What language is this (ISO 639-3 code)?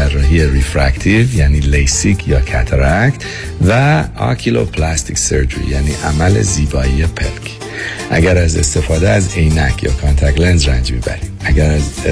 fas